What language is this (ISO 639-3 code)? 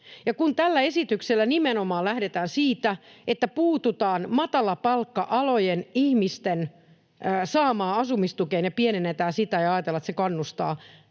fin